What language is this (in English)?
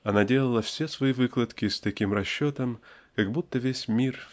Russian